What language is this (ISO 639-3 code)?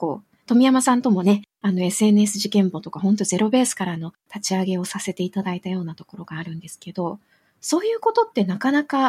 jpn